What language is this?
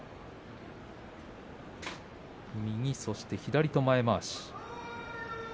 Japanese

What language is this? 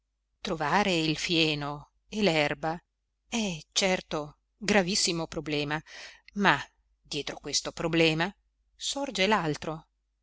Italian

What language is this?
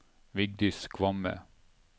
Norwegian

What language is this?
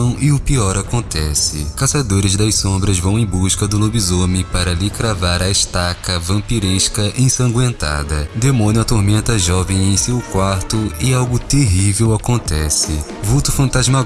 Portuguese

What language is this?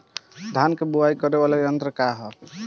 Bhojpuri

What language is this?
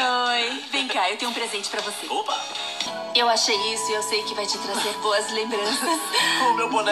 Portuguese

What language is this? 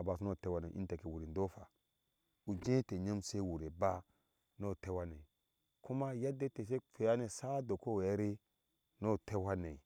Ashe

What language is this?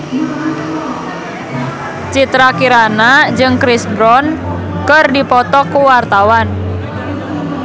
Sundanese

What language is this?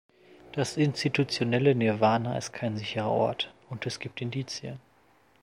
German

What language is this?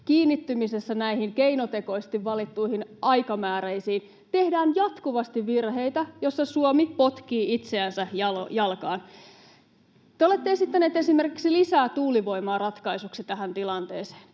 Finnish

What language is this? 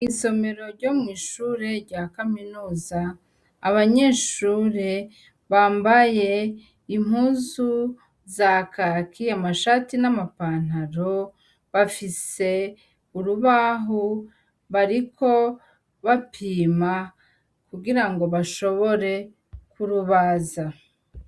Rundi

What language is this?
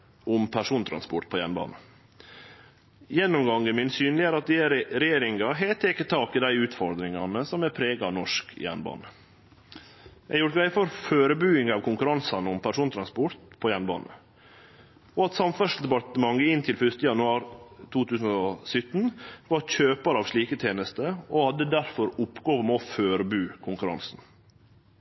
Norwegian Nynorsk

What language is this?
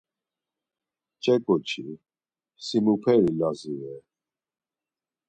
Laz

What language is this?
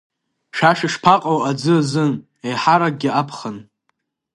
Abkhazian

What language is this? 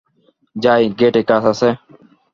Bangla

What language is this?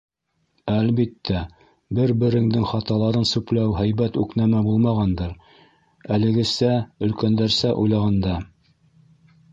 Bashkir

